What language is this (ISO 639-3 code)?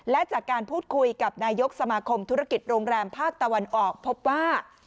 tha